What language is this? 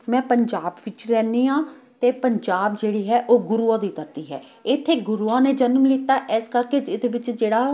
Punjabi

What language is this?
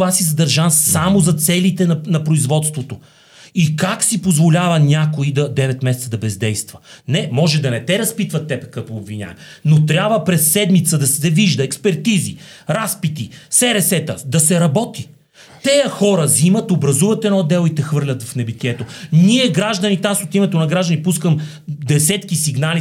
Bulgarian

